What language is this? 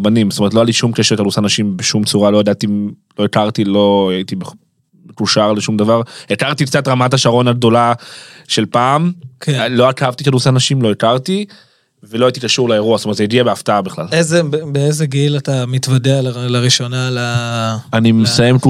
Hebrew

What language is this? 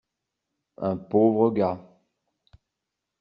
French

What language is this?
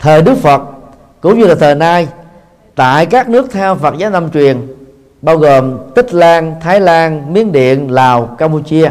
Vietnamese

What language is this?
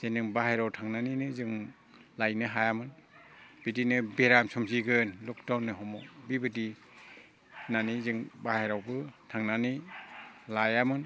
Bodo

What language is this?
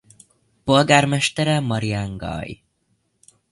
Hungarian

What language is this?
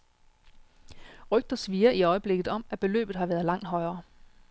Danish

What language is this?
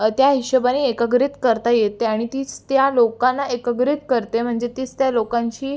Marathi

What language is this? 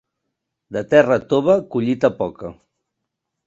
Catalan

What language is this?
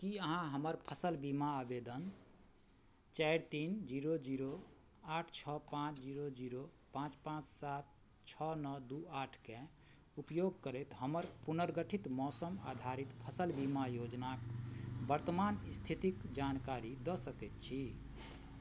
Maithili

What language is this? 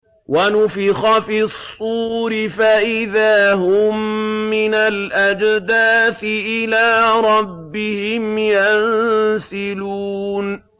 Arabic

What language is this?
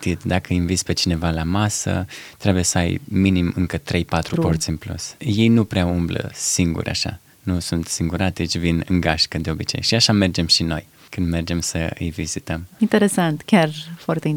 Romanian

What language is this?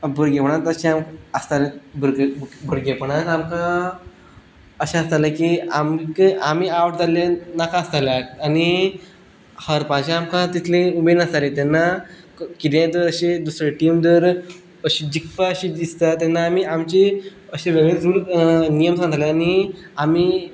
Konkani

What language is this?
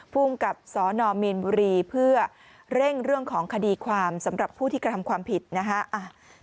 Thai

